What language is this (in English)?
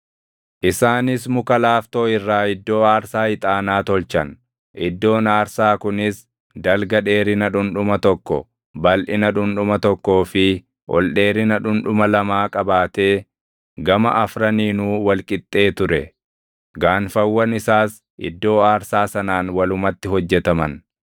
Oromo